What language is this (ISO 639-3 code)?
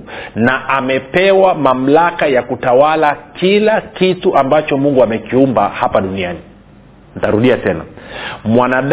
swa